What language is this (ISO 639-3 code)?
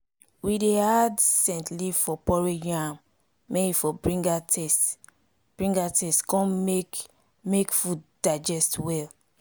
pcm